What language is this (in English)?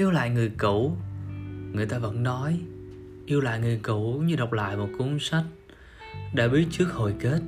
Vietnamese